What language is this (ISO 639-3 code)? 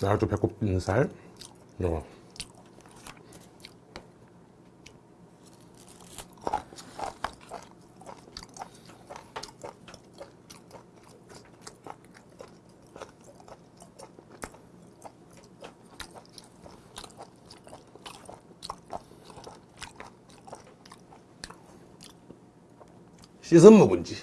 kor